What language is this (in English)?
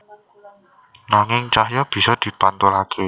Javanese